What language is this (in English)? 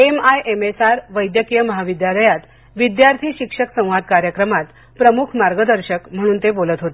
Marathi